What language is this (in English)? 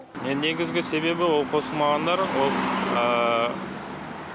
Kazakh